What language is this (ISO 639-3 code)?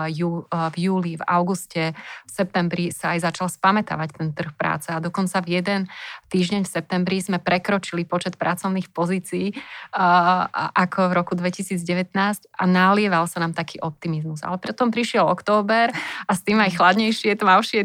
slk